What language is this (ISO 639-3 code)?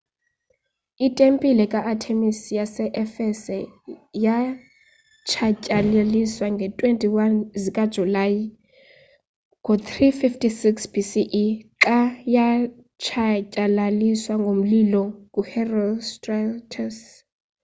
xho